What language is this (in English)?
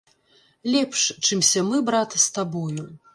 Belarusian